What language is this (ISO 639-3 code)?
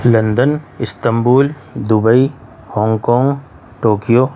urd